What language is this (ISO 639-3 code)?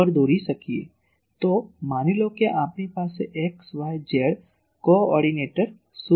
guj